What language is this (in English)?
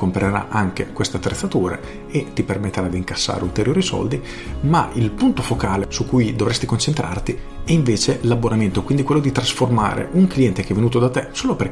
Italian